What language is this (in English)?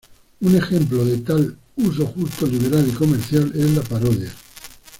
Spanish